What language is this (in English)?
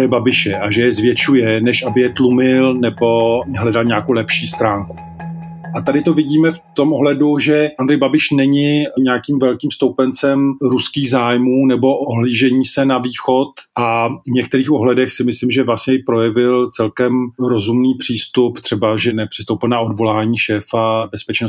Czech